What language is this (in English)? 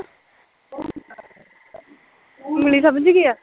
Punjabi